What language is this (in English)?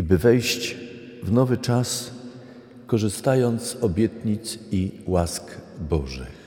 Polish